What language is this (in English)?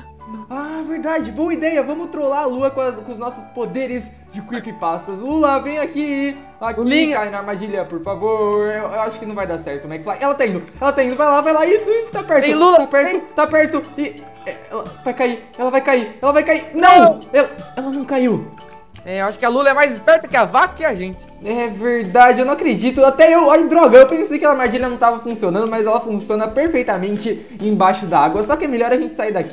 Portuguese